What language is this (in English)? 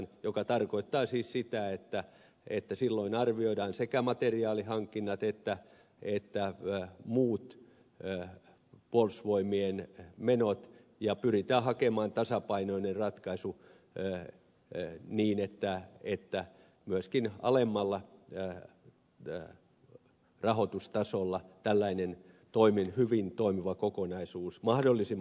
Finnish